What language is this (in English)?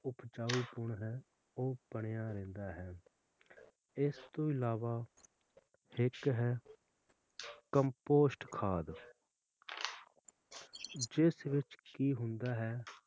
Punjabi